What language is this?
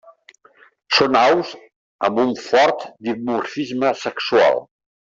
Catalan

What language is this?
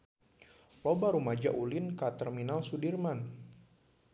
Sundanese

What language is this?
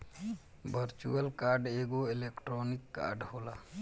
Bhojpuri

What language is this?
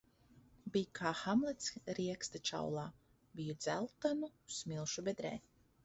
Latvian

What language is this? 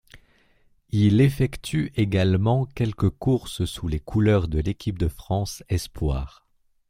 French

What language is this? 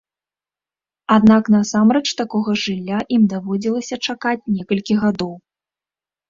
Belarusian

